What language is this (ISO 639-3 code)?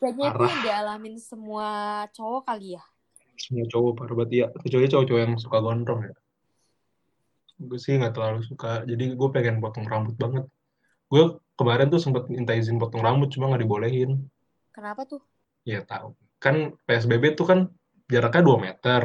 ind